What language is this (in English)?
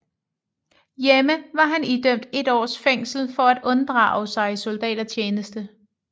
Danish